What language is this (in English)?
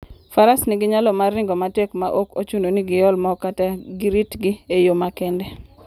Luo (Kenya and Tanzania)